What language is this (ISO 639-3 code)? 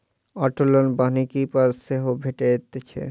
mai